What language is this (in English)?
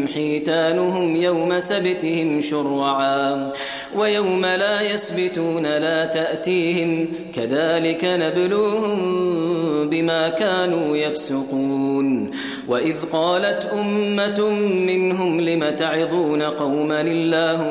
Arabic